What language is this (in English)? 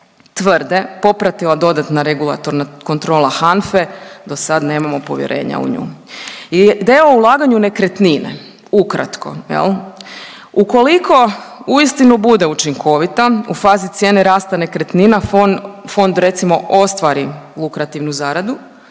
Croatian